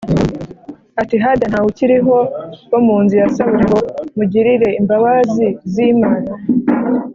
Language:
Kinyarwanda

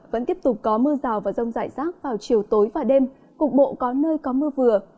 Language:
Vietnamese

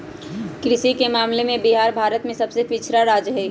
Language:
Magahi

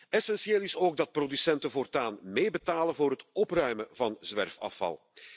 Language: Dutch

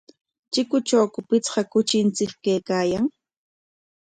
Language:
Corongo Ancash Quechua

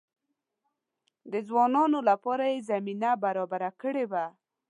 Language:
Pashto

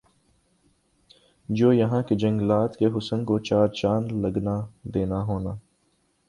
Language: Urdu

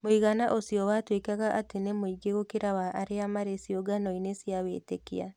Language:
Kikuyu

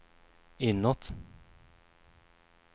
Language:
Swedish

